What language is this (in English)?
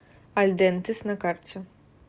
Russian